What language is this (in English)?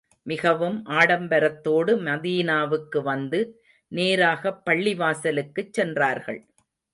Tamil